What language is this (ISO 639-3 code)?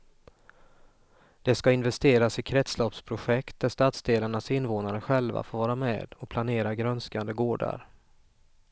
swe